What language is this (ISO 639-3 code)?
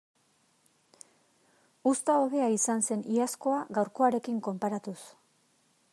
eus